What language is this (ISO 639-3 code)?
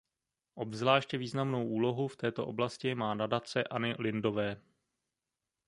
ces